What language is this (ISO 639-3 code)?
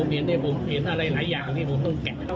tha